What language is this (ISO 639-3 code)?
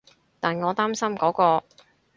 yue